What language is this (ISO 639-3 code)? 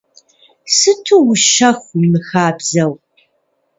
kbd